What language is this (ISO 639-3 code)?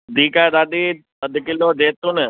snd